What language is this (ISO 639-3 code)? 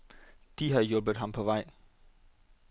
dan